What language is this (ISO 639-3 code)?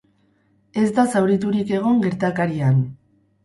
eus